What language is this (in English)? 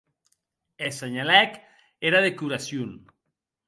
Occitan